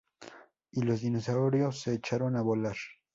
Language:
Spanish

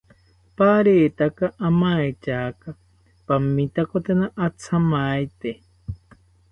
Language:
South Ucayali Ashéninka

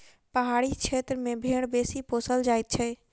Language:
Maithili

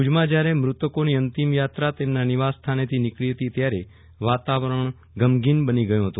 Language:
Gujarati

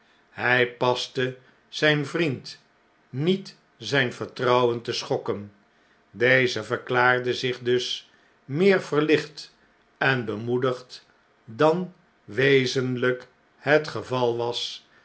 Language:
Dutch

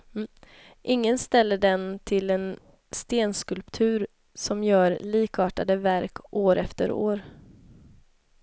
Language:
Swedish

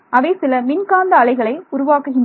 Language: Tamil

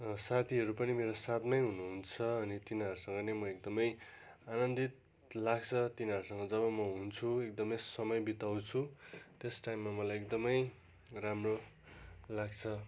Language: Nepali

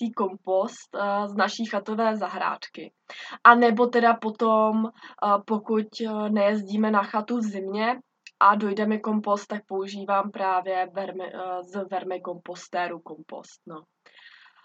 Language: Czech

